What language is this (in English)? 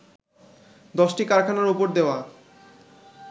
Bangla